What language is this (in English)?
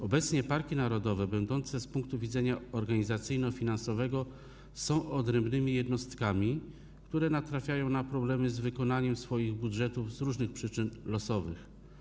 Polish